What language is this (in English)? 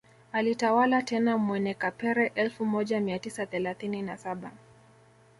Swahili